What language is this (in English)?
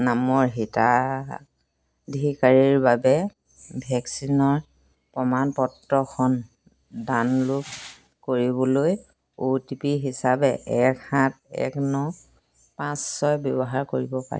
Assamese